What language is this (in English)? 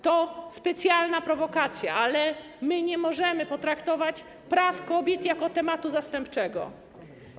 Polish